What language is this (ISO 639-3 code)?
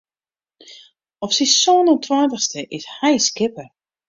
fry